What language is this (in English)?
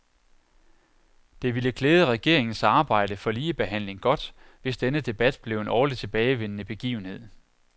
Danish